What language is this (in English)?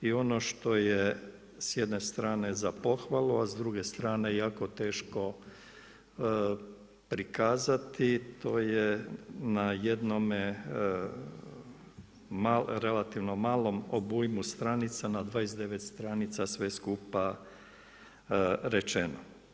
Croatian